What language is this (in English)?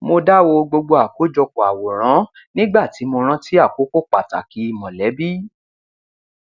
Yoruba